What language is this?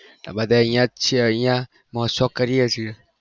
Gujarati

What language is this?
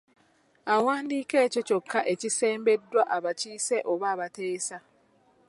Ganda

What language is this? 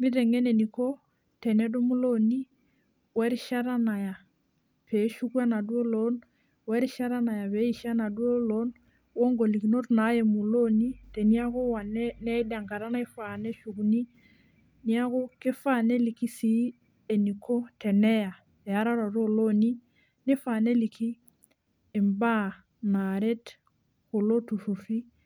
Masai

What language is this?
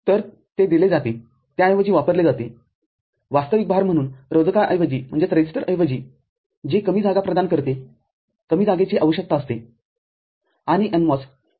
Marathi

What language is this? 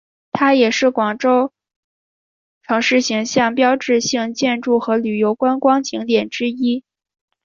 Chinese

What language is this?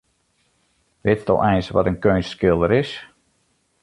Western Frisian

